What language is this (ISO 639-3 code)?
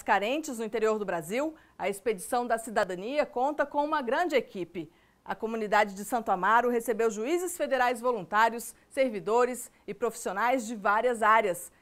por